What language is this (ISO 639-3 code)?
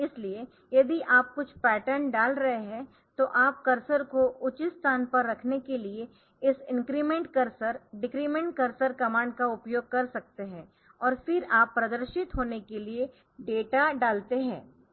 hin